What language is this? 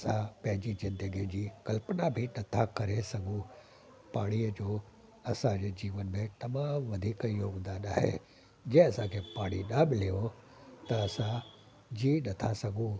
Sindhi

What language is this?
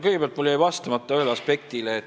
Estonian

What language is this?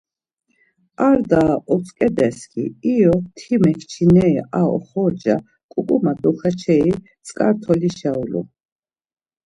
Laz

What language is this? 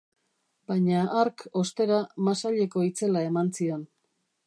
Basque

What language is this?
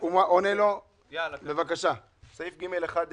Hebrew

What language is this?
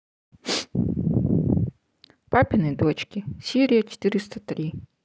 Russian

